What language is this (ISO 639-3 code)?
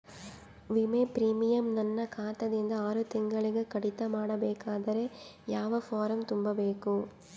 kan